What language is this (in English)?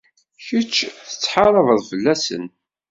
Kabyle